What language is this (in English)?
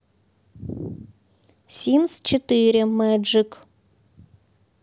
Russian